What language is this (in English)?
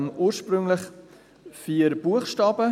Swiss German